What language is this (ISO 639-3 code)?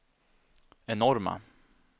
swe